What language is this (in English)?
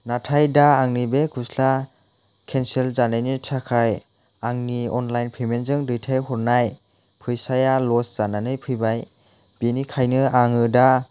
Bodo